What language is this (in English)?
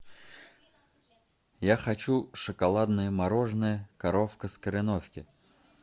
Russian